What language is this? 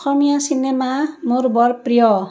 Assamese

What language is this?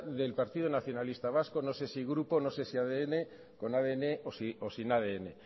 Spanish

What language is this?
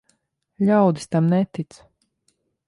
Latvian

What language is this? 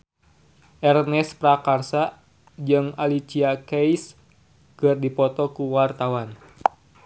Sundanese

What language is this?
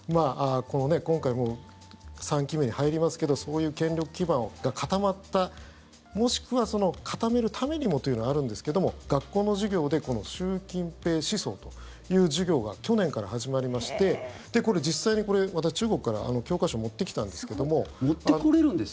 Japanese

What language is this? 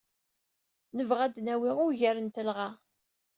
Kabyle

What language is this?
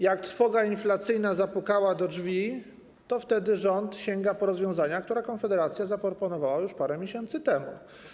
Polish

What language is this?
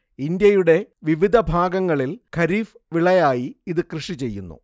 Malayalam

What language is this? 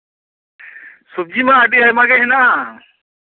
Santali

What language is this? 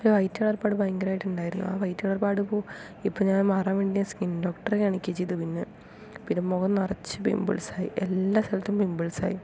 Malayalam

